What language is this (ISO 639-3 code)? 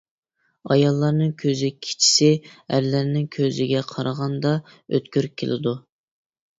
uig